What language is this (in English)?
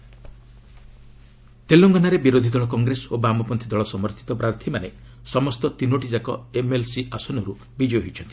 Odia